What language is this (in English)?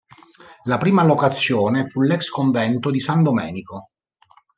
Italian